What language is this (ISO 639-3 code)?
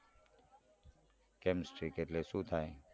guj